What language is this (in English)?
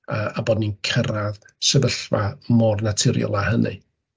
Welsh